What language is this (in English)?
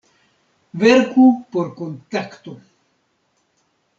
Esperanto